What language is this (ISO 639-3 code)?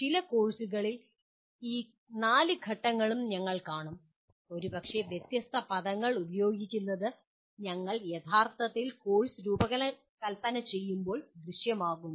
mal